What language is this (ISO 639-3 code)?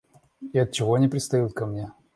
rus